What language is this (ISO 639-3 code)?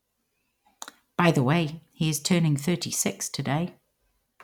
eng